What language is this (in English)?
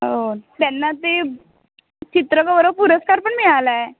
Marathi